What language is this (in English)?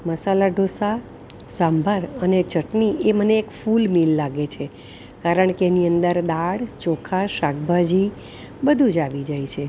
Gujarati